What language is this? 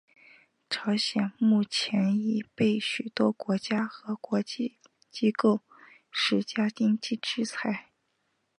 Chinese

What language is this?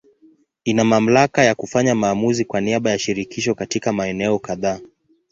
Swahili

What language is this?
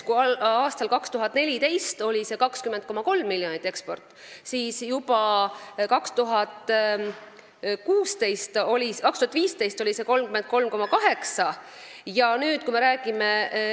Estonian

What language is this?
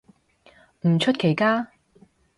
Cantonese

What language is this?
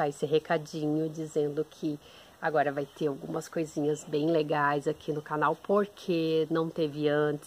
Portuguese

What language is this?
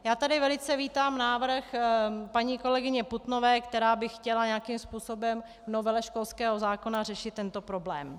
Czech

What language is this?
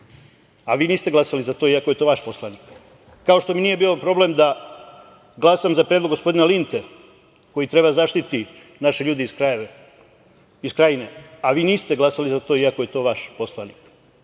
Serbian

